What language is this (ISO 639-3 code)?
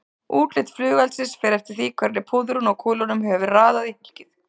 isl